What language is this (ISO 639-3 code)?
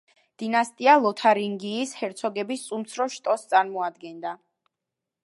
kat